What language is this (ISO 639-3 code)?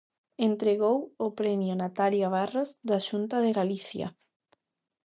glg